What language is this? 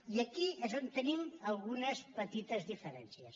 Catalan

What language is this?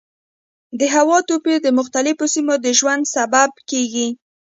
Pashto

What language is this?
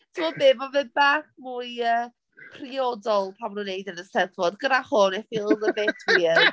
Welsh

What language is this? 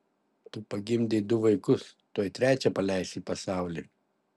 Lithuanian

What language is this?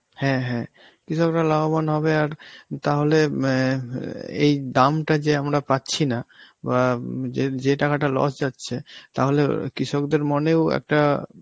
Bangla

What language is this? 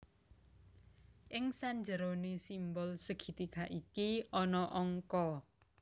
Javanese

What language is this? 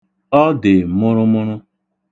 Igbo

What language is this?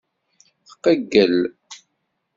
Kabyle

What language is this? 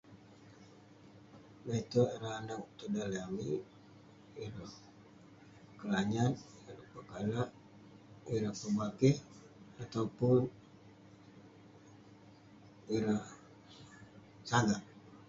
Western Penan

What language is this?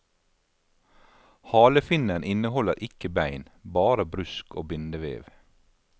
Norwegian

